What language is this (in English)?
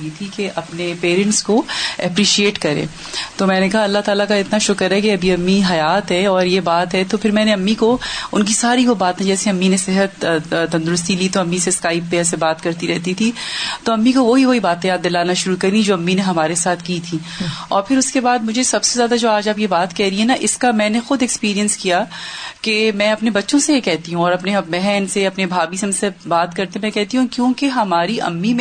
Urdu